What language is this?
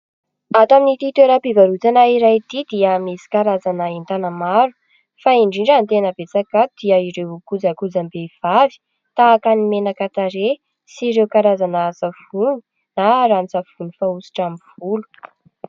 Malagasy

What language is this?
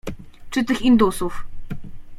Polish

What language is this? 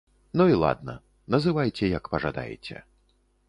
Belarusian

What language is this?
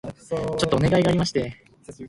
Japanese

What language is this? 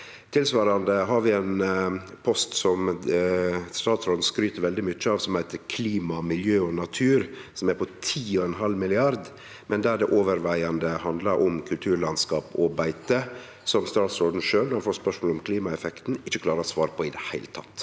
Norwegian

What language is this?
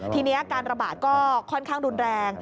Thai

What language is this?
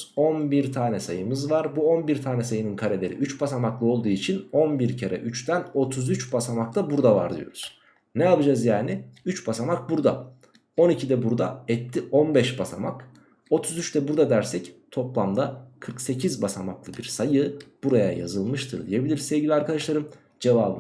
Turkish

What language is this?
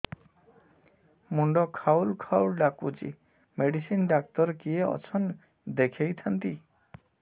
Odia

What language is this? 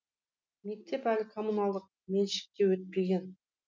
Kazakh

